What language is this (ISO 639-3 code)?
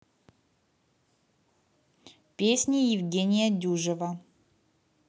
rus